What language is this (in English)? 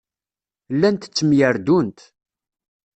Kabyle